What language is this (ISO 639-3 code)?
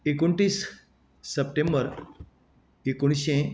kok